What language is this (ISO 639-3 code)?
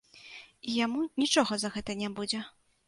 bel